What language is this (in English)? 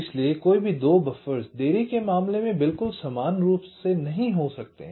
Hindi